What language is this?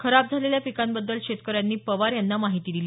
Marathi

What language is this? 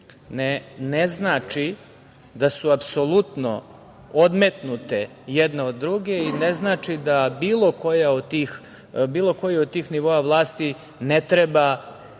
Serbian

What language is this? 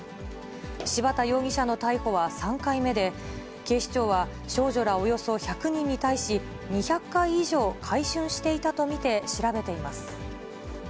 Japanese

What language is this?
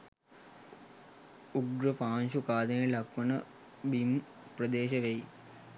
Sinhala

